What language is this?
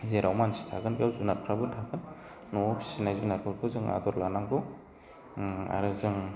Bodo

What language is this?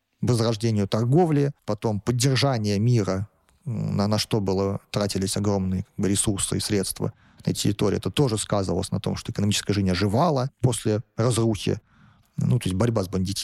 Russian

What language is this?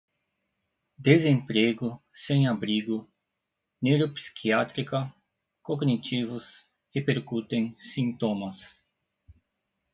Portuguese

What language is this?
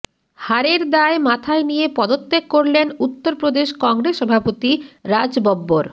Bangla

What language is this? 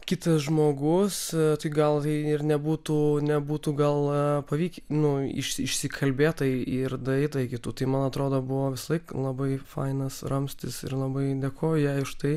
Lithuanian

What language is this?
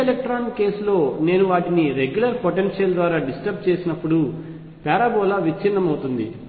Telugu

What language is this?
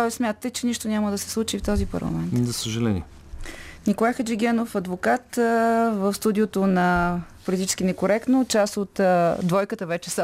Bulgarian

